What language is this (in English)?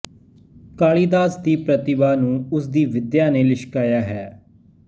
Punjabi